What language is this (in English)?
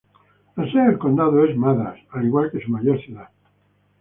Spanish